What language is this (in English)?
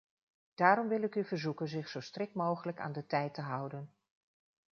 Dutch